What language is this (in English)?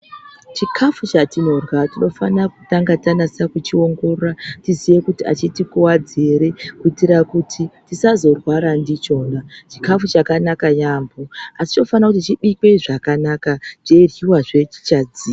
Ndau